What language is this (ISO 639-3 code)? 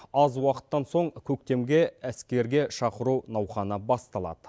kaz